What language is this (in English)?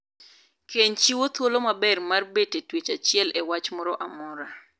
Luo (Kenya and Tanzania)